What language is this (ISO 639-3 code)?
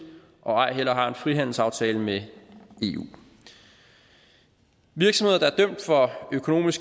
dan